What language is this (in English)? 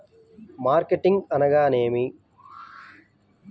Telugu